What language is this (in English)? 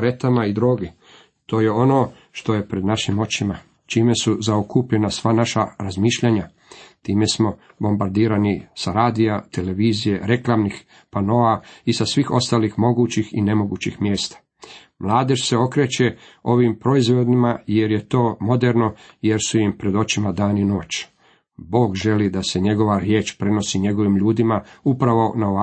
Croatian